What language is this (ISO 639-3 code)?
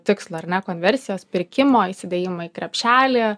lit